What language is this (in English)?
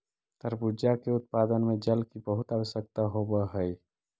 Magahi